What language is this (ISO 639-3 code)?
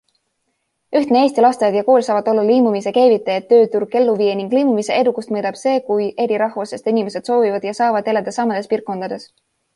est